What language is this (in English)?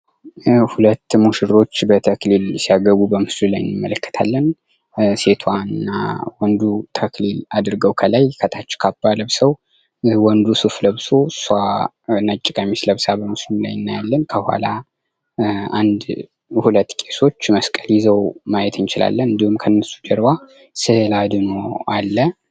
Amharic